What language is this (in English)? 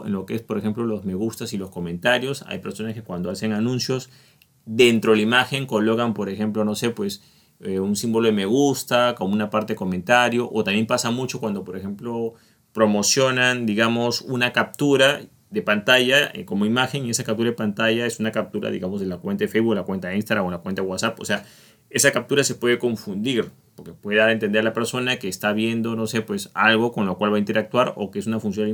Spanish